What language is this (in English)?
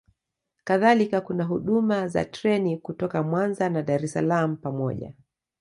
Swahili